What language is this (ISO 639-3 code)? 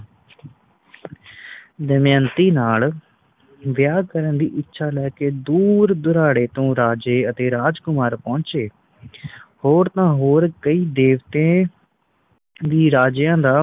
pan